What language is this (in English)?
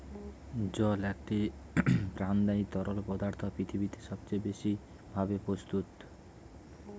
Bangla